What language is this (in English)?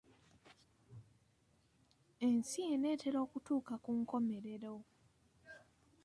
Ganda